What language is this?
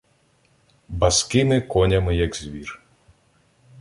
Ukrainian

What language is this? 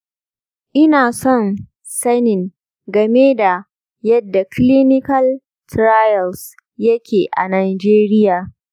Hausa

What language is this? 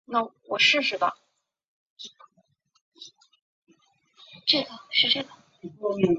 Chinese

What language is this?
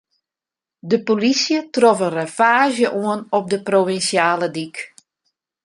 Western Frisian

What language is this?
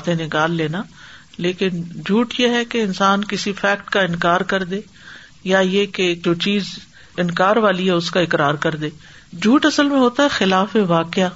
Urdu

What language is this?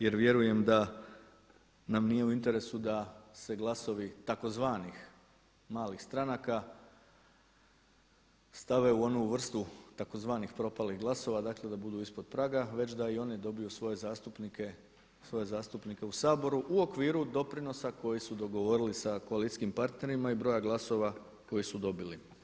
Croatian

